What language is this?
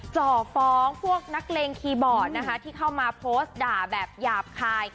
Thai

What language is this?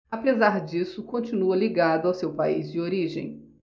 Portuguese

